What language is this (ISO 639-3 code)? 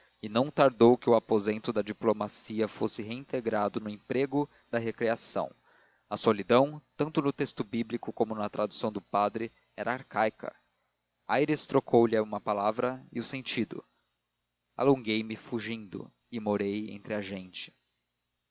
por